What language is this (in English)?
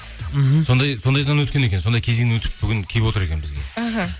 Kazakh